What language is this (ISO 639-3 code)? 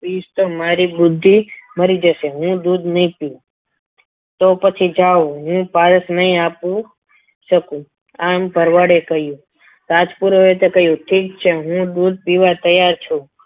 guj